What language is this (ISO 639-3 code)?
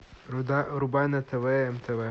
rus